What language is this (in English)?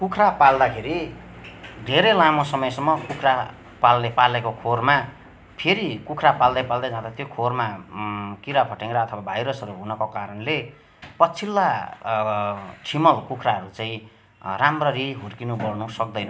Nepali